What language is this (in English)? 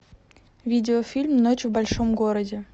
Russian